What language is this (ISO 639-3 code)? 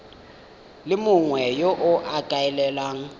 tsn